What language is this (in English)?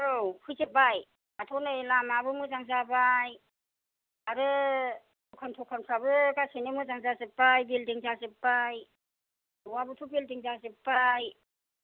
Bodo